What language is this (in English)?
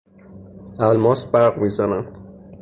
Persian